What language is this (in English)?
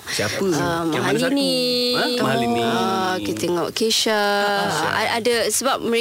Malay